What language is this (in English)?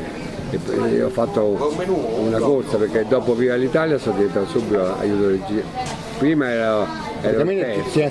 Italian